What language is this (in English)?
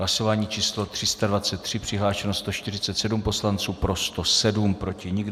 Czech